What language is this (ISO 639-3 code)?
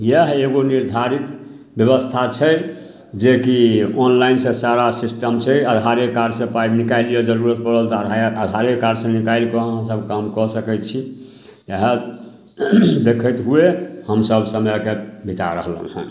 mai